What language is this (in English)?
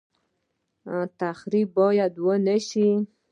Pashto